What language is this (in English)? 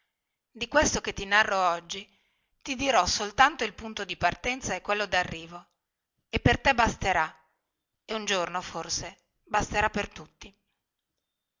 Italian